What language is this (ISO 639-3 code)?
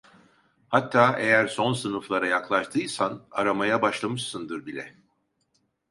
tur